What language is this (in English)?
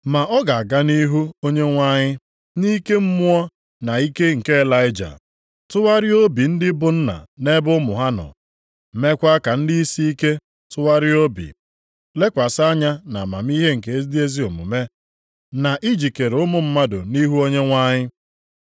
Igbo